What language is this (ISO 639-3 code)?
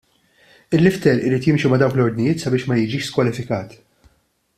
mlt